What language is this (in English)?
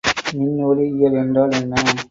Tamil